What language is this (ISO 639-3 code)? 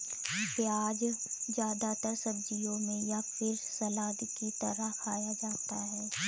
hin